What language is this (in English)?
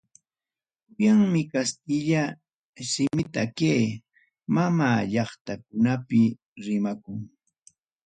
Ayacucho Quechua